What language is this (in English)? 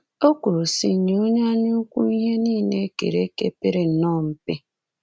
Igbo